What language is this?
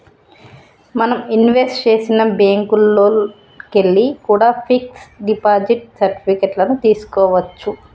Telugu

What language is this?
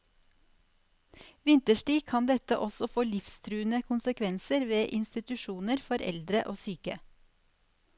Norwegian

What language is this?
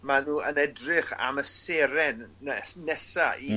Welsh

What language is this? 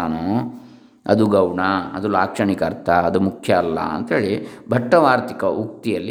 Kannada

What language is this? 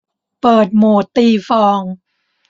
Thai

